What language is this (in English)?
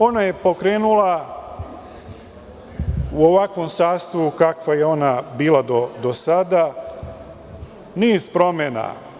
Serbian